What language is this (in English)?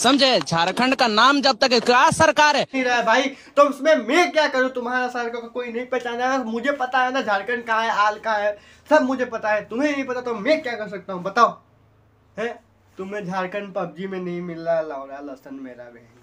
Hindi